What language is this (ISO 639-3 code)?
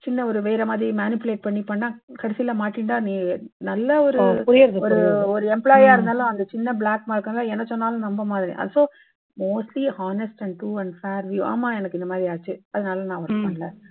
tam